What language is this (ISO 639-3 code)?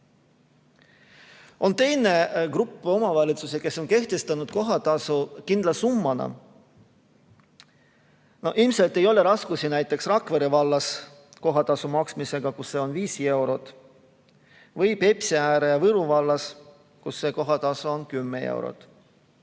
est